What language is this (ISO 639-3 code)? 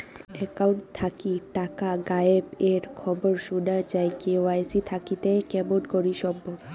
ben